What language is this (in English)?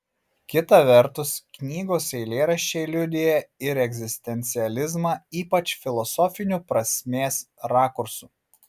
Lithuanian